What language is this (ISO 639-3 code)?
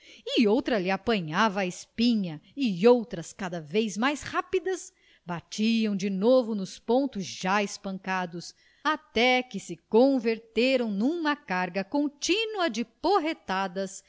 por